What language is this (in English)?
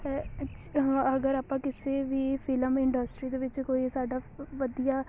Punjabi